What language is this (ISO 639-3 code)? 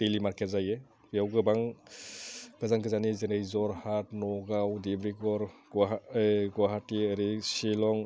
brx